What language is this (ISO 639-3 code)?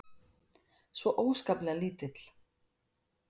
isl